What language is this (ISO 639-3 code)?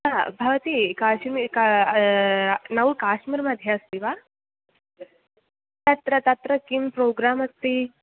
san